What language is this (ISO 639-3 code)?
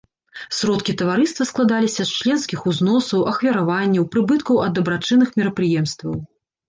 bel